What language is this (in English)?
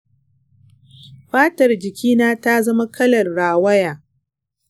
Hausa